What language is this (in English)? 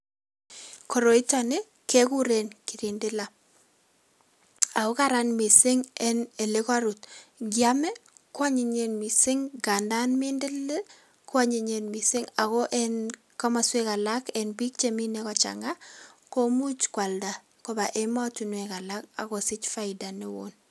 Kalenjin